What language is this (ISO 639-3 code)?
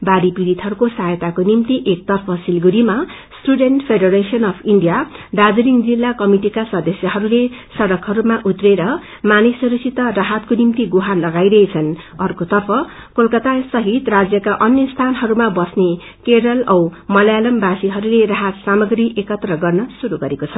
nep